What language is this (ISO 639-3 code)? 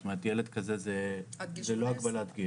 heb